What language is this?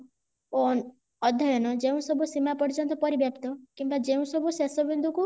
Odia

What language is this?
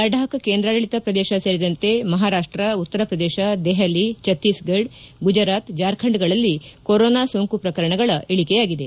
Kannada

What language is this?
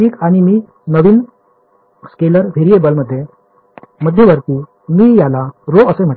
Marathi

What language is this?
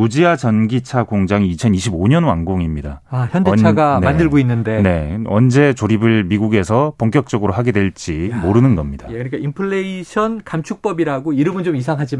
Korean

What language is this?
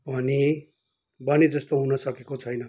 Nepali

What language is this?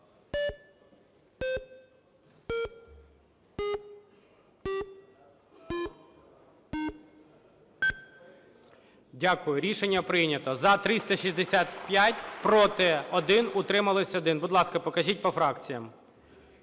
Ukrainian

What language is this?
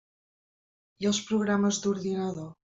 Catalan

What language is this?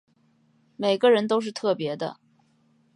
Chinese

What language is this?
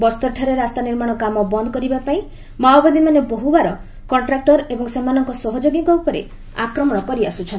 Odia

